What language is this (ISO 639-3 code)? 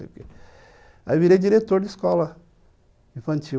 por